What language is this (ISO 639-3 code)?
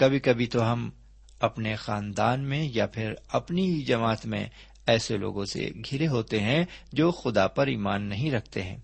urd